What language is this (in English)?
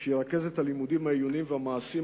Hebrew